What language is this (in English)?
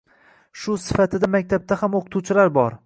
Uzbek